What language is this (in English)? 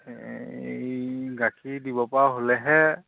Assamese